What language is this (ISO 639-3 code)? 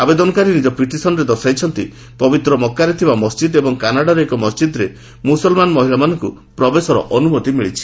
ori